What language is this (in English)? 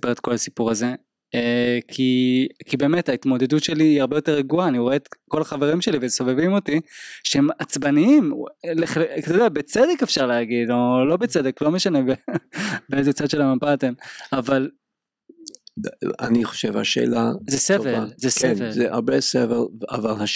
Hebrew